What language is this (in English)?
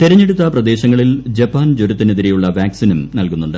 Malayalam